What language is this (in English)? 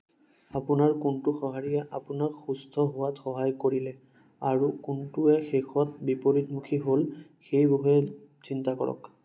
Assamese